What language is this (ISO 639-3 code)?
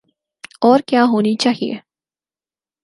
urd